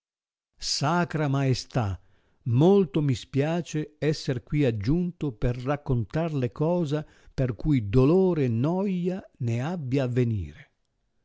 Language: Italian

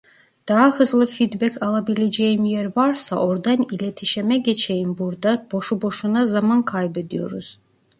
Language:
Turkish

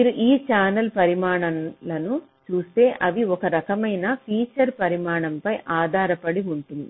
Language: Telugu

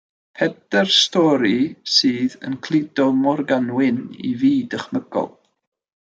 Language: Welsh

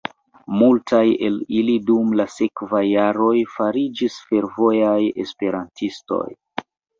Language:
Esperanto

